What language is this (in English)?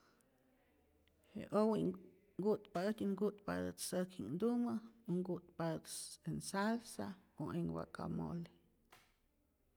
Rayón Zoque